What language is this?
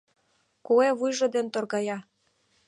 Mari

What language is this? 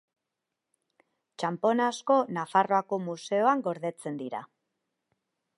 Basque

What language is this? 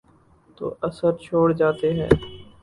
Urdu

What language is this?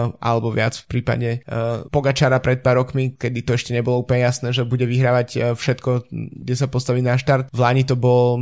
Slovak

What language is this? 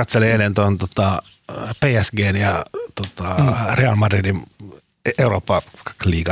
Finnish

